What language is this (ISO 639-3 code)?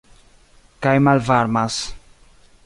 epo